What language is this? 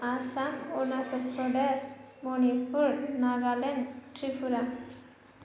Bodo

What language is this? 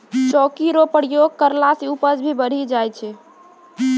Maithili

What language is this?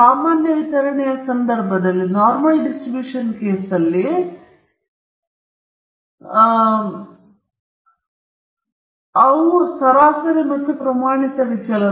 Kannada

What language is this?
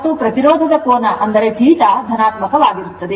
Kannada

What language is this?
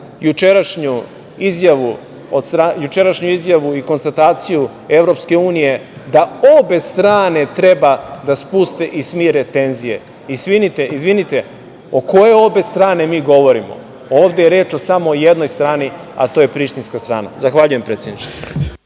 Serbian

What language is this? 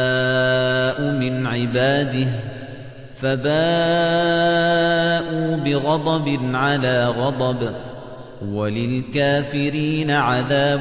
Arabic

